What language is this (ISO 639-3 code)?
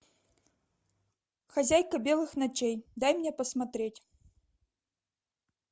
rus